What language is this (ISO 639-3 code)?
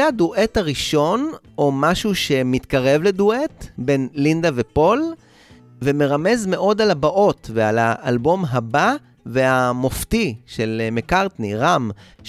heb